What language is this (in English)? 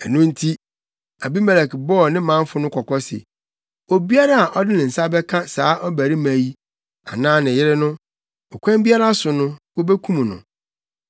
Akan